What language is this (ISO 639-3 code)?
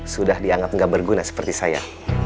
ind